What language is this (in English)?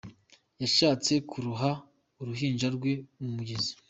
Kinyarwanda